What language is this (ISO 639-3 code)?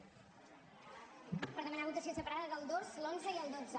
cat